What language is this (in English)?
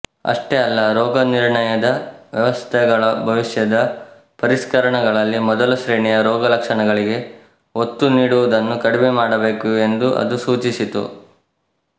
Kannada